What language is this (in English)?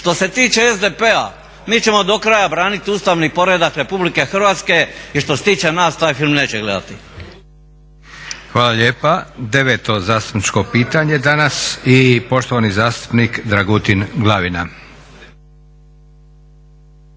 Croatian